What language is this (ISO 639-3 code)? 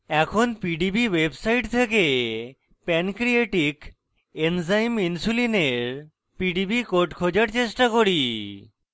ben